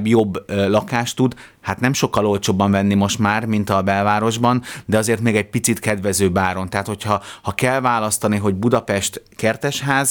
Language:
Hungarian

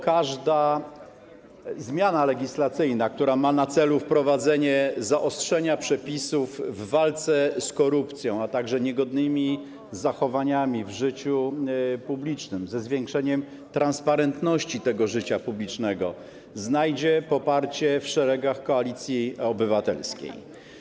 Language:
Polish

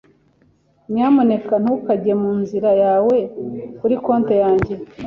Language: Kinyarwanda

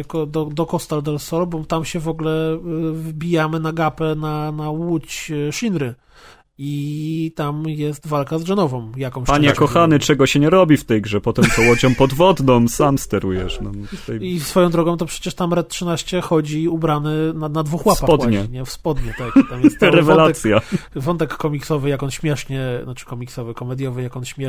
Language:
Polish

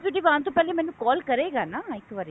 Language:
Punjabi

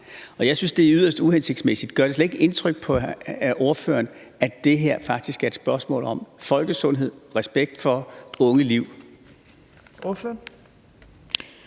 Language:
Danish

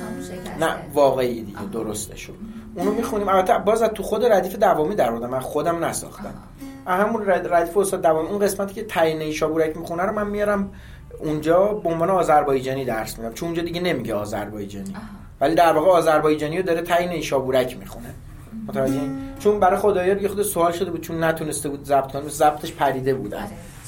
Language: Persian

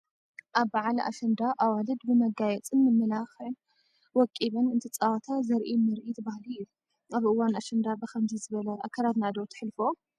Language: Tigrinya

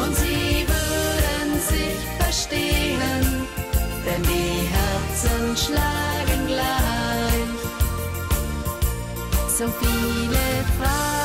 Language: Hungarian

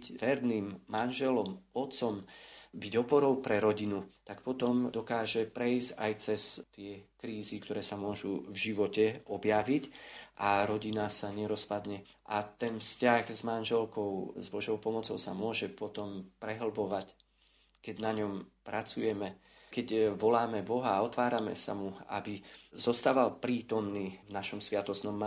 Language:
Slovak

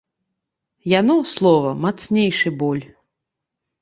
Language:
Belarusian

